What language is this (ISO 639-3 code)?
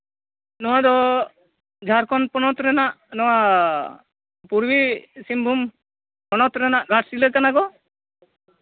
sat